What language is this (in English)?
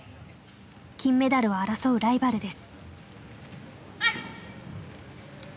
Japanese